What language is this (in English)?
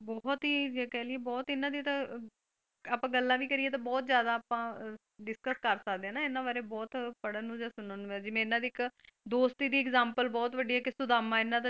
Punjabi